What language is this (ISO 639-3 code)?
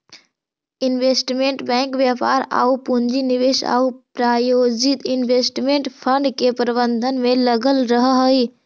mag